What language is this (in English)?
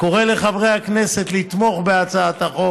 Hebrew